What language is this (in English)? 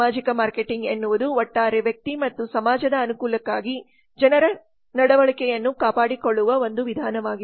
Kannada